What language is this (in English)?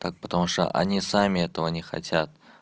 Russian